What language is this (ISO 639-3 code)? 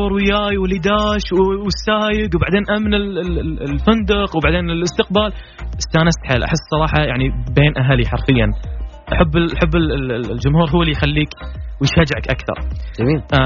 ara